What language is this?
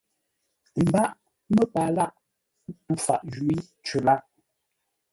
Ngombale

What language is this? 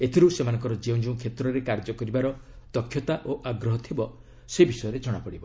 Odia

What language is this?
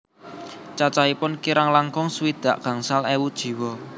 Javanese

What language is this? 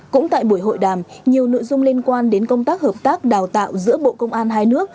Vietnamese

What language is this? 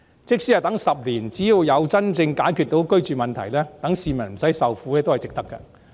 Cantonese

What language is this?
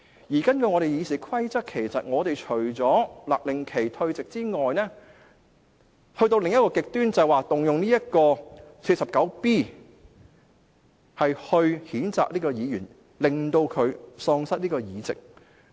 Cantonese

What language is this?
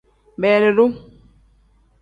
Tem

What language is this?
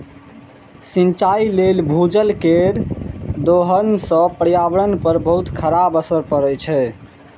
Maithili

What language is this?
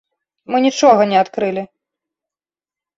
Belarusian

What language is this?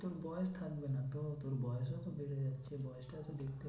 Bangla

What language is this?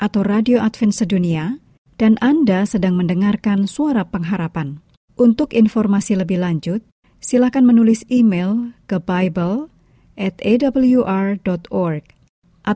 Indonesian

